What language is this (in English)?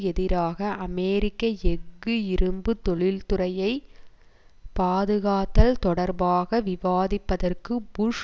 Tamil